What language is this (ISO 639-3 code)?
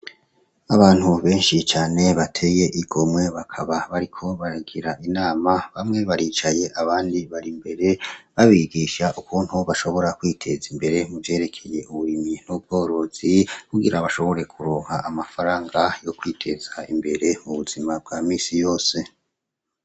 run